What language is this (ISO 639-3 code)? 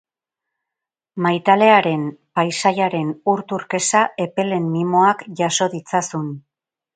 eus